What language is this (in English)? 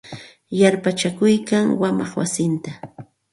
Santa Ana de Tusi Pasco Quechua